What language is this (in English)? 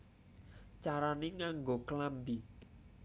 Javanese